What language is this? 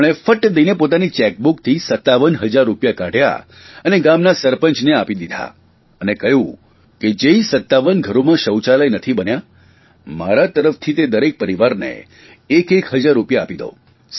Gujarati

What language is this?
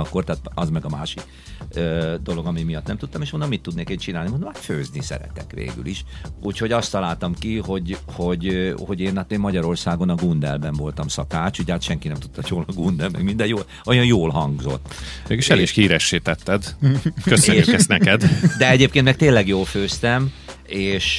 Hungarian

